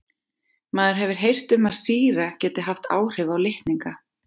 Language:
Icelandic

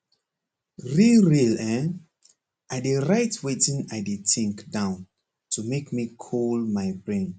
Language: Nigerian Pidgin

